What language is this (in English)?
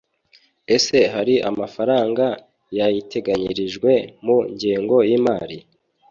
Kinyarwanda